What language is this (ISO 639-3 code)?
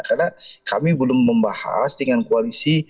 ind